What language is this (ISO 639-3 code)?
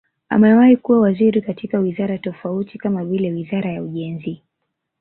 swa